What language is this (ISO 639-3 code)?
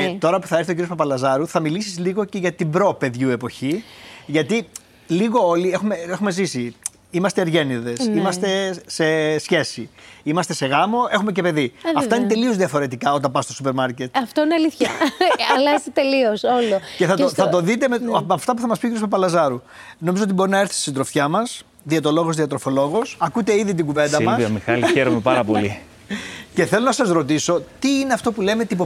ell